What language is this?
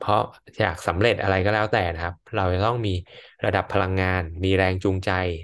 Thai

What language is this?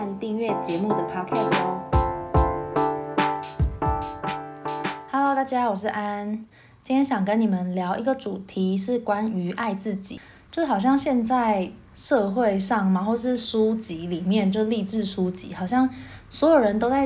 Chinese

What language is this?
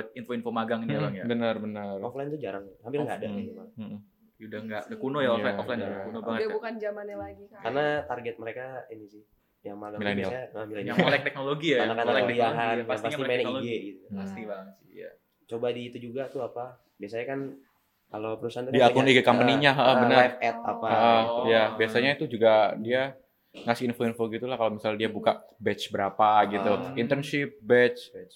Indonesian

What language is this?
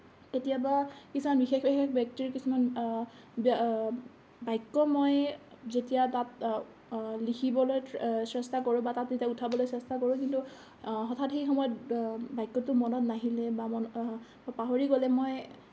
Assamese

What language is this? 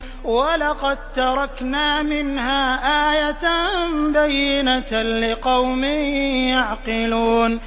Arabic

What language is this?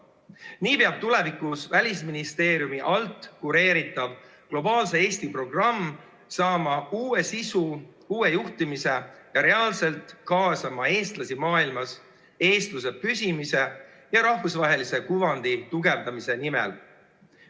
Estonian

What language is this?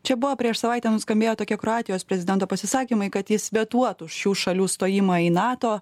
Lithuanian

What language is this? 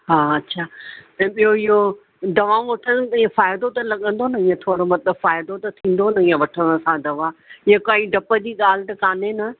Sindhi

